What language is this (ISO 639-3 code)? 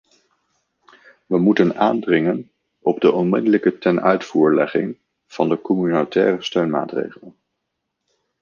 nld